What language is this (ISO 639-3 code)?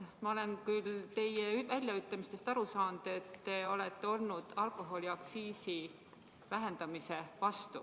est